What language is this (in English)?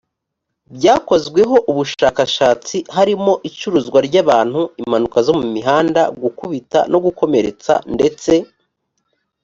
Kinyarwanda